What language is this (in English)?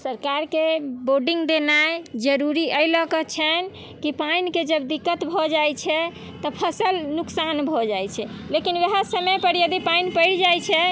Maithili